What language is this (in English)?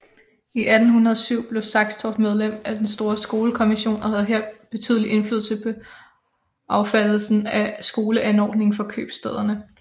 Danish